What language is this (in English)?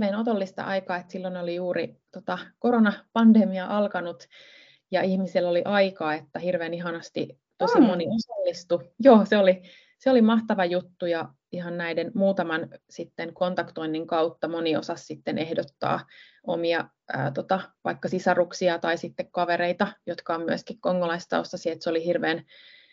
Finnish